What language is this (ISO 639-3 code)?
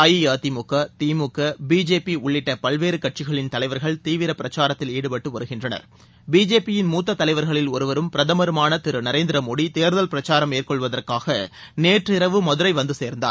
tam